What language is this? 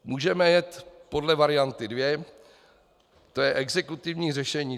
Czech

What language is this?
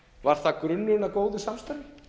Icelandic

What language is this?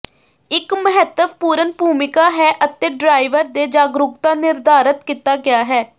Punjabi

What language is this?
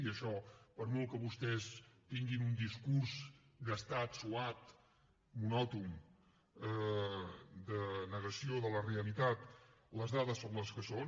Catalan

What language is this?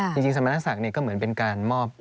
Thai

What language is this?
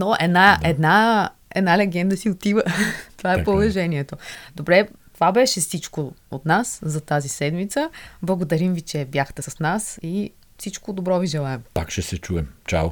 Bulgarian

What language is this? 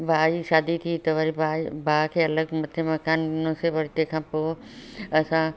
Sindhi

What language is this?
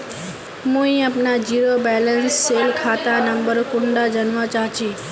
Magahi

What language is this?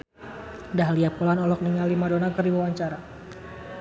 Sundanese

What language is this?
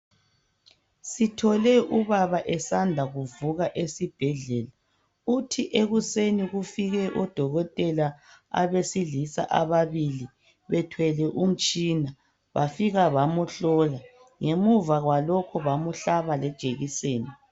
North Ndebele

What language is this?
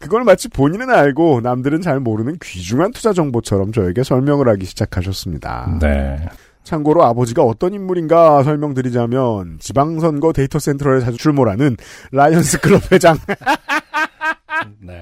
Korean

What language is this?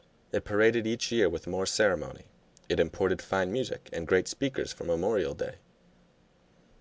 English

